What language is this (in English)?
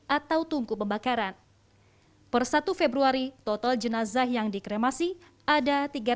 Indonesian